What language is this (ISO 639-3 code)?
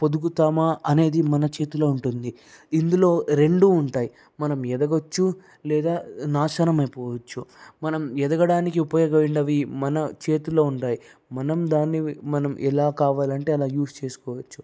tel